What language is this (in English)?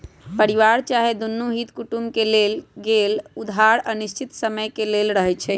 Magahi